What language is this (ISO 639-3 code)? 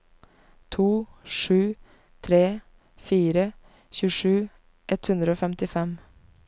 nor